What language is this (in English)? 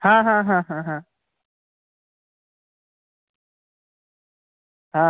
Bangla